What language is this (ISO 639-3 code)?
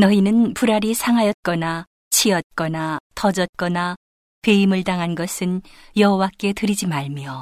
kor